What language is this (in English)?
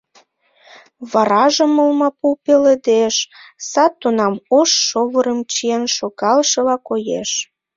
Mari